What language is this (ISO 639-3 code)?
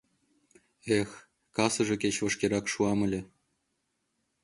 chm